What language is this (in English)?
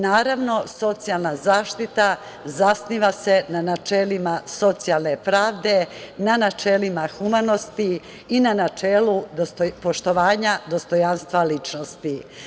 Serbian